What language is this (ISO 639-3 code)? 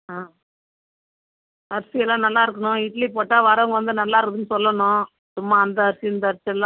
tam